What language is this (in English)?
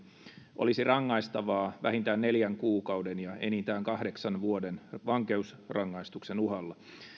Finnish